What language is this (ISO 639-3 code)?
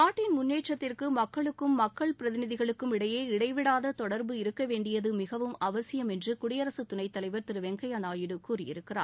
tam